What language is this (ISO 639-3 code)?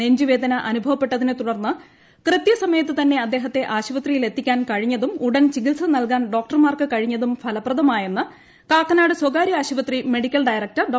mal